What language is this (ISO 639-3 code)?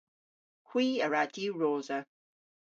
cor